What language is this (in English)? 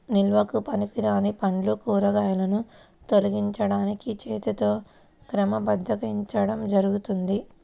Telugu